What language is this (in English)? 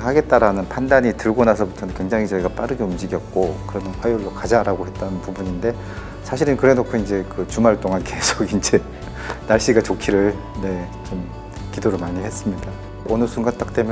Korean